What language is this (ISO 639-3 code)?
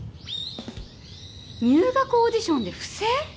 jpn